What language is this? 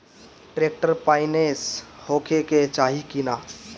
Bhojpuri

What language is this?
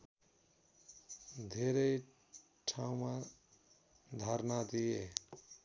Nepali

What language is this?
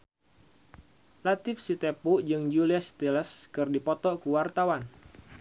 Sundanese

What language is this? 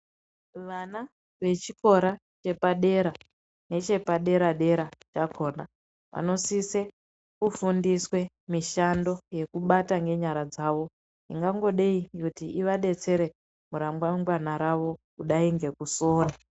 Ndau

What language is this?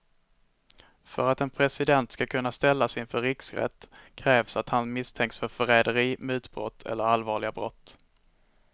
Swedish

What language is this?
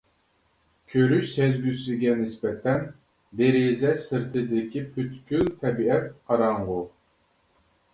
Uyghur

